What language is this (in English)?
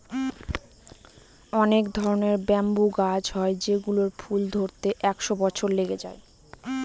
Bangla